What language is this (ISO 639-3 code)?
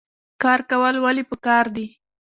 pus